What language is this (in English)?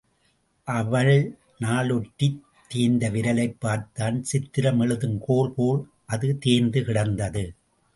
Tamil